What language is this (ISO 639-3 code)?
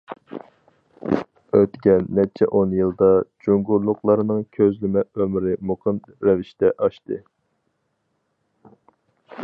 uig